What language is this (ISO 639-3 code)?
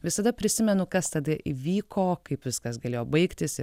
lit